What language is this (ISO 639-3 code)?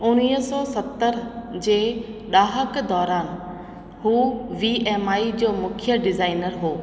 snd